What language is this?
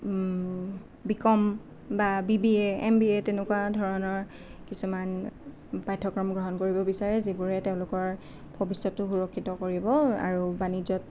Assamese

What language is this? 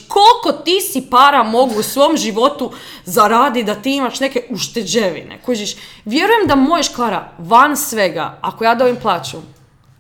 Croatian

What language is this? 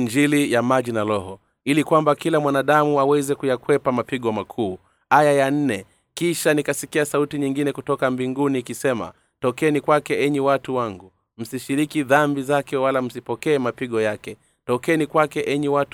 Swahili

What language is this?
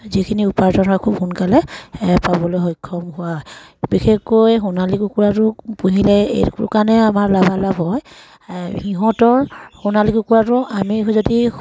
Assamese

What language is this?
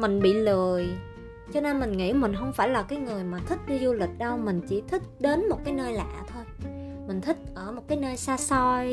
Vietnamese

